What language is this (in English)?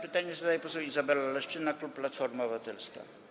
Polish